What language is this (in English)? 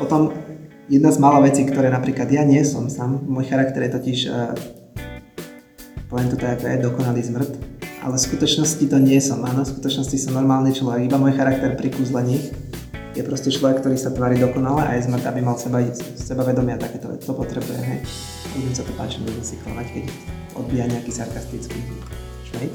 Slovak